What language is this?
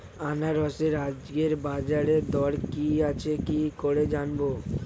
Bangla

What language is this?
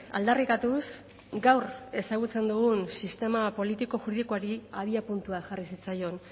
Basque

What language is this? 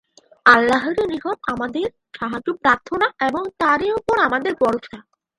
Bangla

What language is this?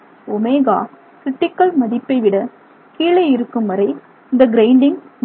Tamil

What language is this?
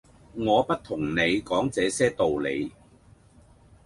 Cantonese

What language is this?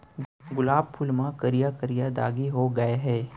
Chhattisgarhi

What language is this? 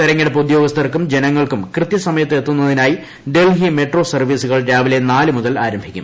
Malayalam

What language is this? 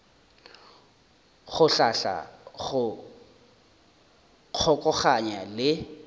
Northern Sotho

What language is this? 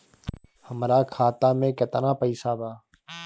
Bhojpuri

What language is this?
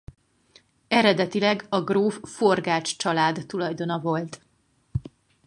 Hungarian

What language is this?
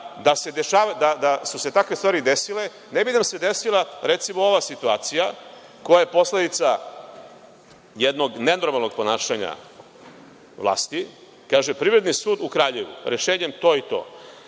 Serbian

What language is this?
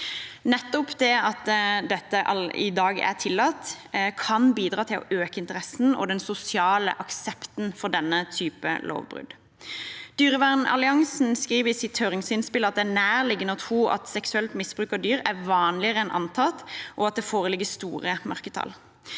Norwegian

